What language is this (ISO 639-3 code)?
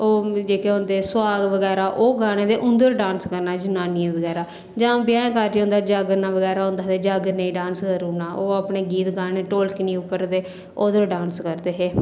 doi